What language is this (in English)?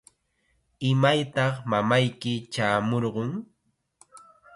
Chiquián Ancash Quechua